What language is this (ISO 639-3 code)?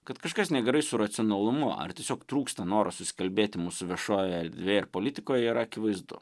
lit